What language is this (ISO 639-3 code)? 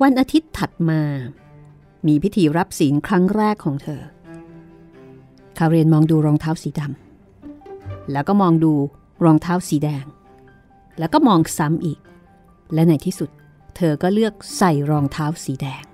tha